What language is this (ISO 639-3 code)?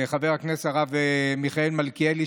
heb